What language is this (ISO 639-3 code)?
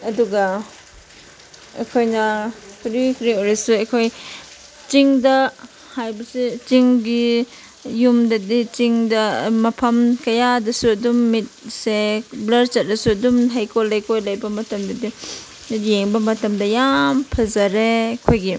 mni